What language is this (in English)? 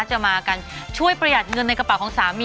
Thai